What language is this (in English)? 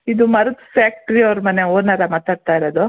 Kannada